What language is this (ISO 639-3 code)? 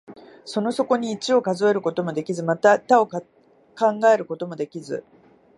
jpn